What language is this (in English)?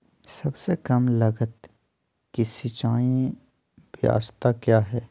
Magahi